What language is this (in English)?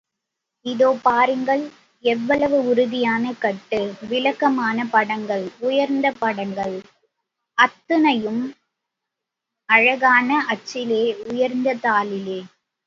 Tamil